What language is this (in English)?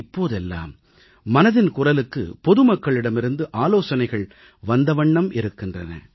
Tamil